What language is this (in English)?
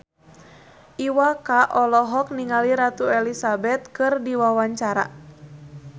Sundanese